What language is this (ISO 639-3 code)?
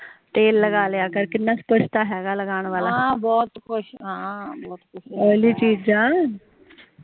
pan